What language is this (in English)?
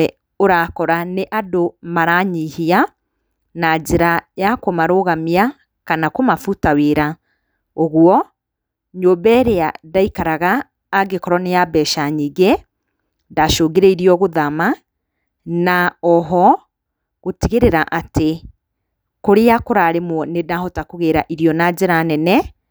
Kikuyu